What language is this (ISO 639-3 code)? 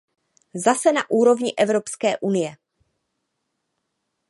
ces